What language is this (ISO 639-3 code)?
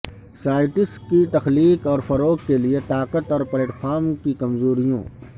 urd